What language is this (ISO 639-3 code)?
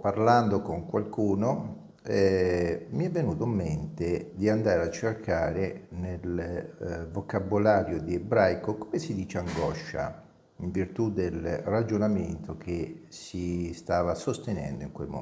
ita